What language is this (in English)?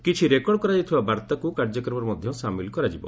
Odia